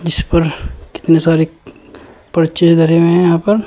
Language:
Hindi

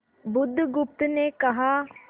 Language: Hindi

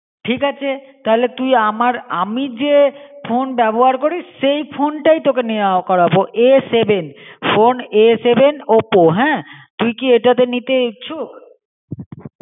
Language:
Bangla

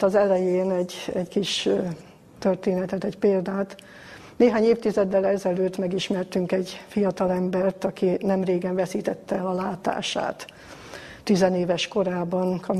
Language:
Hungarian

